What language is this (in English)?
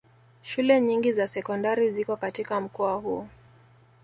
Swahili